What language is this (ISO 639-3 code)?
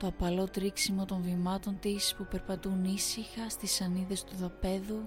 ell